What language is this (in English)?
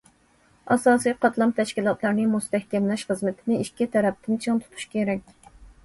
Uyghur